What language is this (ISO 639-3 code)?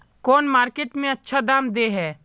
mag